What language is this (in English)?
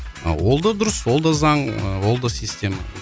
Kazakh